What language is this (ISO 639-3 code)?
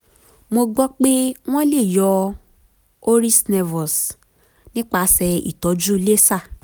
yor